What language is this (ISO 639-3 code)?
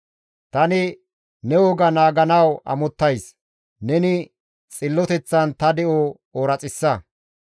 gmv